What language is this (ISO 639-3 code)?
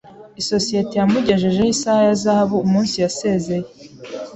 kin